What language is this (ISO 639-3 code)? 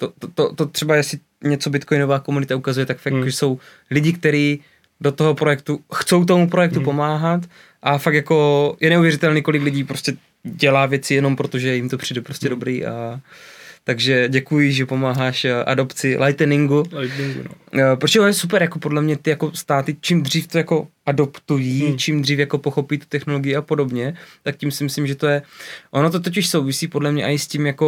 ces